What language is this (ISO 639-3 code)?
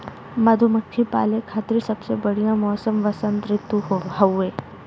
bho